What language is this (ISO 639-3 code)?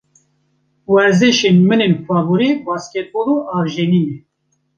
kur